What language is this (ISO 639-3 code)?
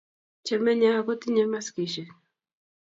kln